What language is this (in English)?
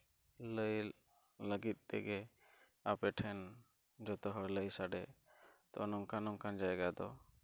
Santali